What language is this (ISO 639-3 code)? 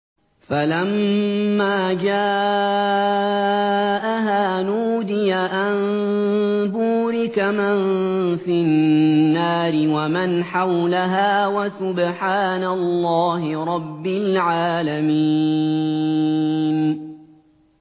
ara